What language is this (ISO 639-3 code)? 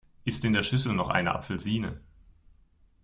deu